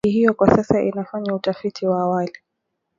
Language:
Swahili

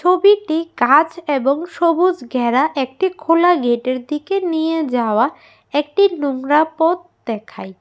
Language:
Bangla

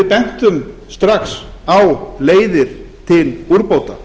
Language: Icelandic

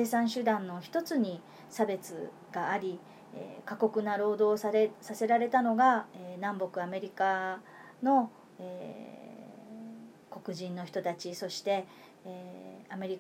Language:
Japanese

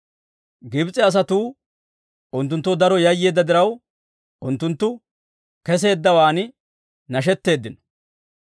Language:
Dawro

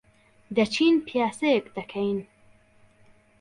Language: Central Kurdish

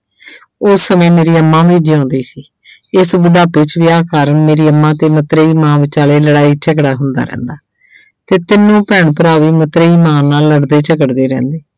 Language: Punjabi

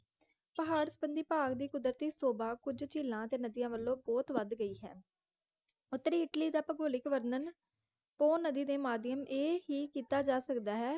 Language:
Punjabi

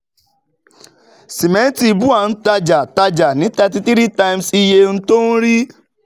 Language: Yoruba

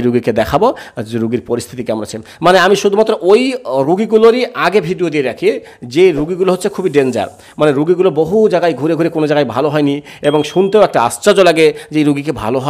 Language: Bangla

